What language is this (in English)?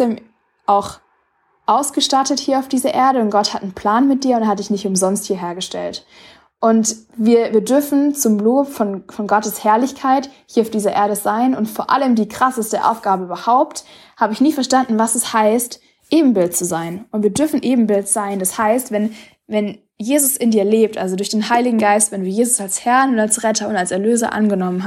German